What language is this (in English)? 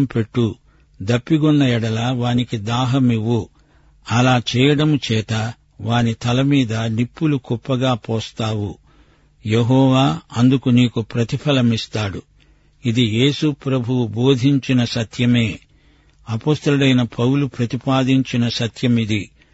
Telugu